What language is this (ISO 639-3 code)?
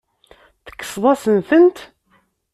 kab